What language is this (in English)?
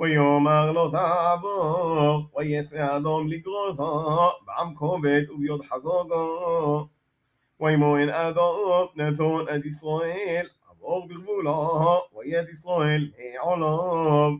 Hebrew